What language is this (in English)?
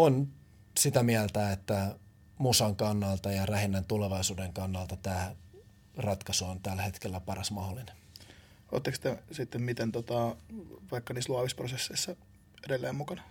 Finnish